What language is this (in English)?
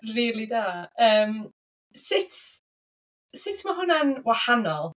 Welsh